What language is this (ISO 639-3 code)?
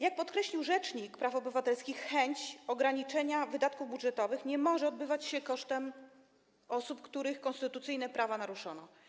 pol